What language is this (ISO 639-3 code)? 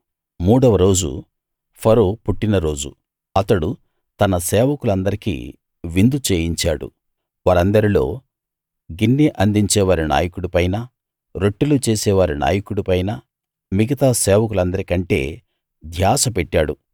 tel